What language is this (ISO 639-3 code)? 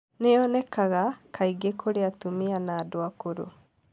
kik